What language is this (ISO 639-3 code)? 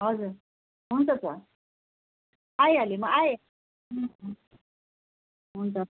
nep